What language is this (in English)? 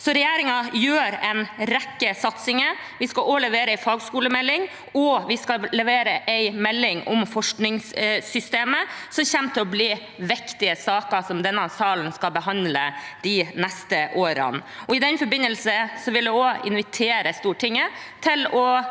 Norwegian